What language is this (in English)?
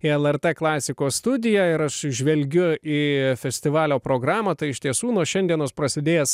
Lithuanian